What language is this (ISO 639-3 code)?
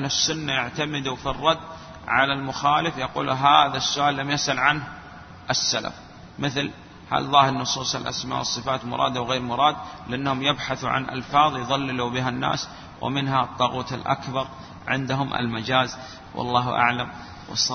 ara